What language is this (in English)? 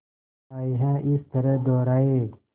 Hindi